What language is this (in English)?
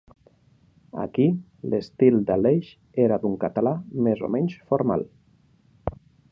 Catalan